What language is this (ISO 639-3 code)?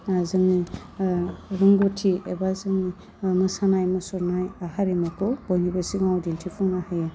brx